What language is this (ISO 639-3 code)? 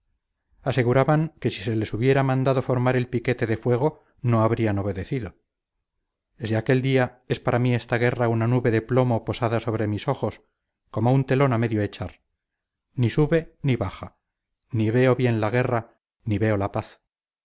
spa